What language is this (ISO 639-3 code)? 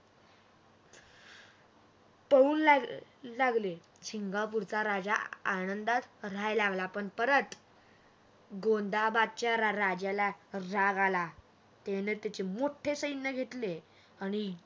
mar